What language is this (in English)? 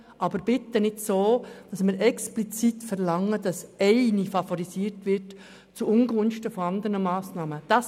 Swiss German